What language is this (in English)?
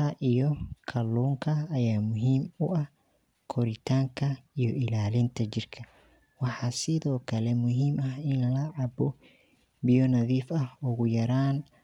Somali